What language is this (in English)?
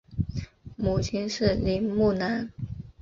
Chinese